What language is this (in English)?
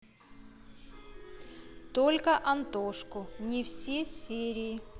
Russian